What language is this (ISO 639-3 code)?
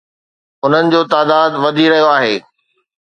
snd